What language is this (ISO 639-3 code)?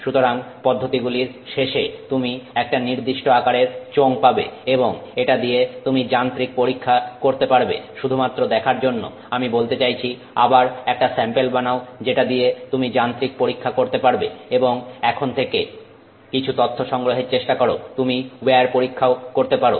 ben